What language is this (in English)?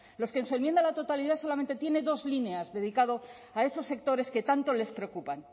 Spanish